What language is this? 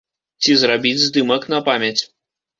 Belarusian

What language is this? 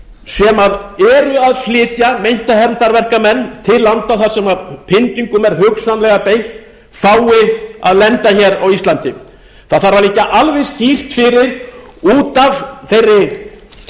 Icelandic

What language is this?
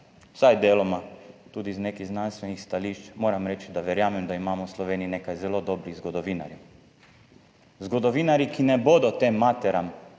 Slovenian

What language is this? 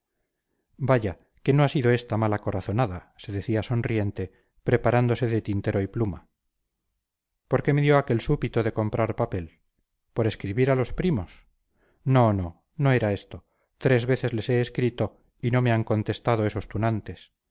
Spanish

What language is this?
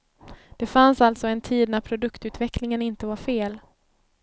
Swedish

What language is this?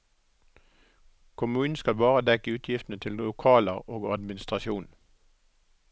Norwegian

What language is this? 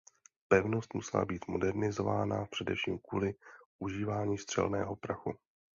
Czech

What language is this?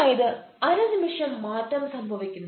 Malayalam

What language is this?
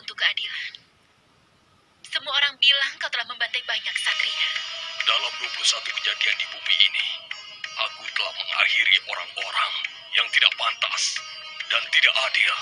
Indonesian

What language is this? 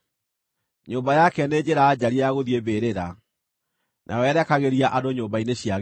Kikuyu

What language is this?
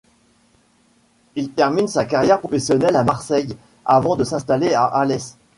French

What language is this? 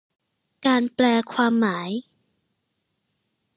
Thai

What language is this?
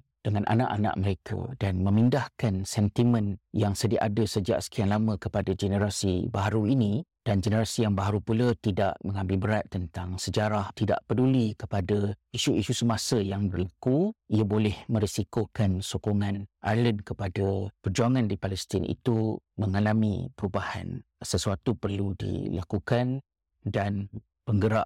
Malay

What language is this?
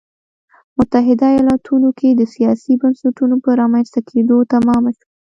Pashto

